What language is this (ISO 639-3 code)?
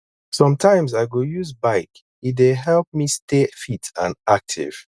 pcm